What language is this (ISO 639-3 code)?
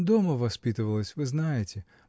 rus